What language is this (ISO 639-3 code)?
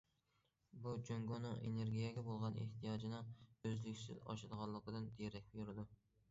uig